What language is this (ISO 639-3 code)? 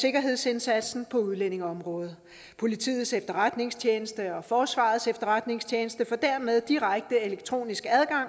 dan